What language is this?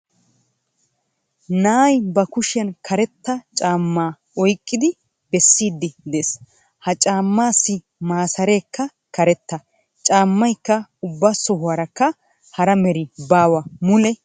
Wolaytta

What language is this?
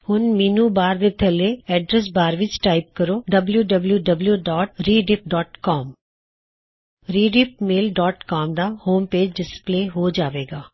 Punjabi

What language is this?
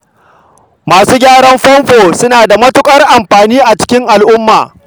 Hausa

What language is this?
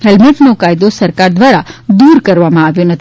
Gujarati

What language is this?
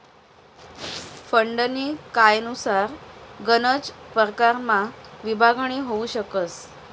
Marathi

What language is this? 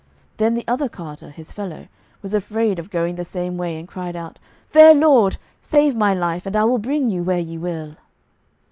English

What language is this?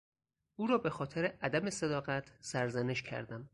Persian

